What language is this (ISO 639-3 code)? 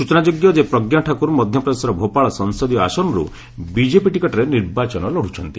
ori